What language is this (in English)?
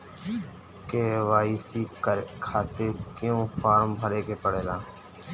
Bhojpuri